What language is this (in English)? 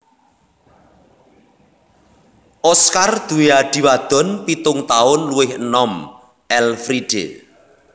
Javanese